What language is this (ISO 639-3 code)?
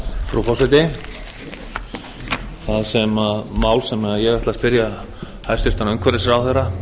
isl